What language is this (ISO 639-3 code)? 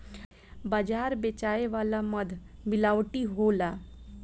bho